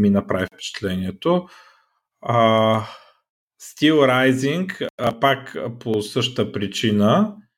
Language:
Bulgarian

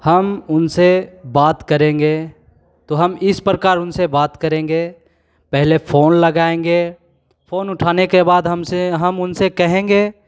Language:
Hindi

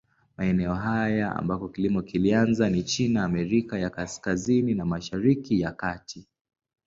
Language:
Swahili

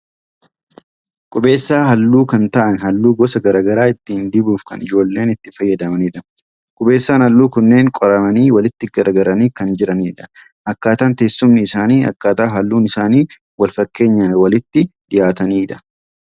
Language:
Oromo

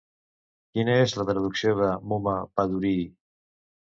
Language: Catalan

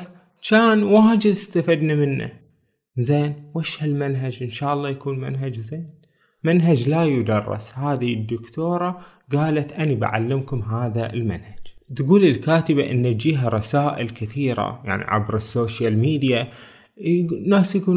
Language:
Arabic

